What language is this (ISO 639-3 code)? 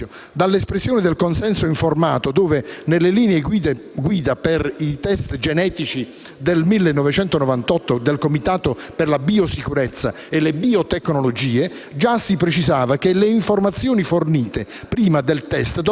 ita